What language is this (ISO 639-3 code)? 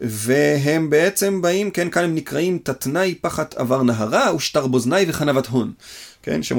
heb